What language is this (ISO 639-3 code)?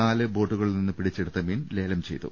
mal